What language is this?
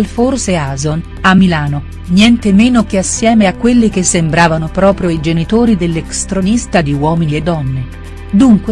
Italian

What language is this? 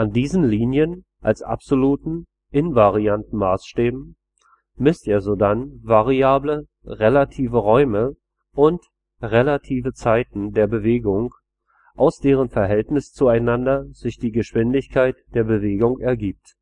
German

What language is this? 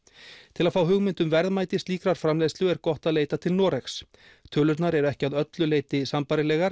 Icelandic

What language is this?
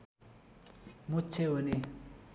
Nepali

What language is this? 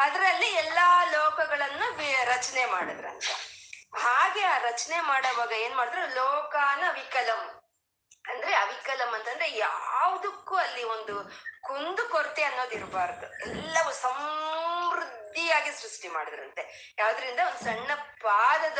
Kannada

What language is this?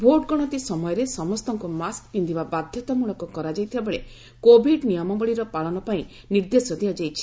Odia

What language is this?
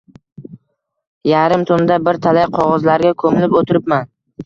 Uzbek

